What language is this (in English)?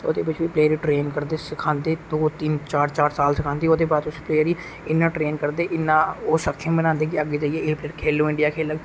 Dogri